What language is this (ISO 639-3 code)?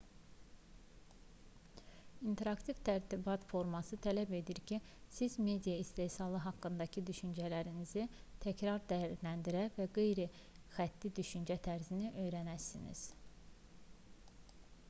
aze